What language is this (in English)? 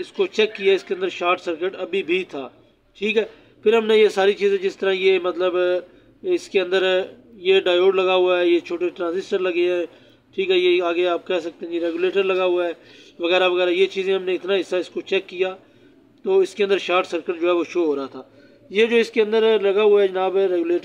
Hindi